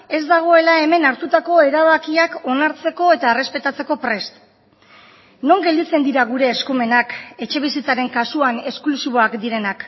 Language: Basque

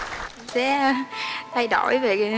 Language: Vietnamese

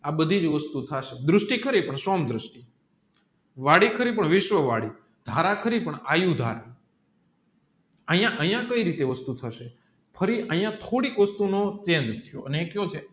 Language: Gujarati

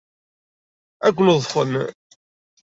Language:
Kabyle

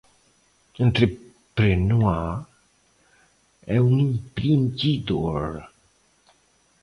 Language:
Portuguese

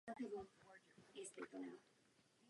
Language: Czech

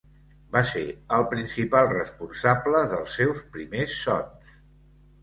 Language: Catalan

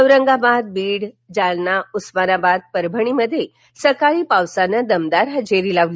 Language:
Marathi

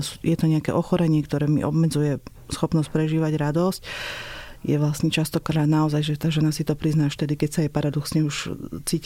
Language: Slovak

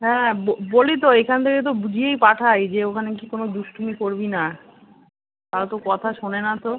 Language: Bangla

